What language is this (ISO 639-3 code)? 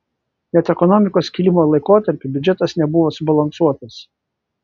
lit